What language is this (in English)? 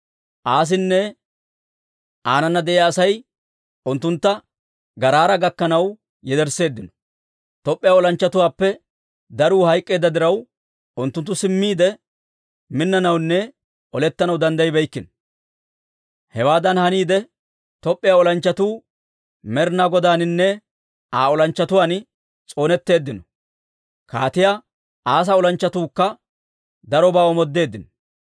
Dawro